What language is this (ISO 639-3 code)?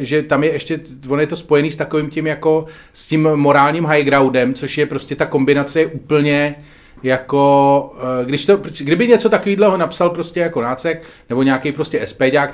ces